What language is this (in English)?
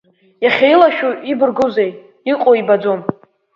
Abkhazian